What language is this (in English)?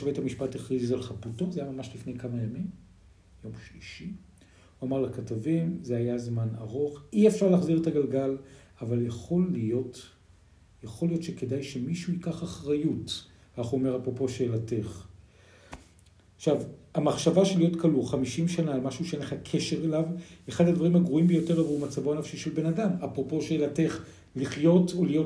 Hebrew